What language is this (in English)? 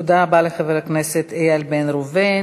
Hebrew